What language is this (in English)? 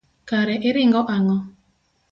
Luo (Kenya and Tanzania)